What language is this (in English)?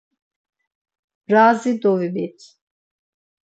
Laz